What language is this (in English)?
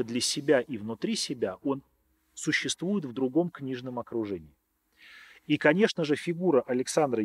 Russian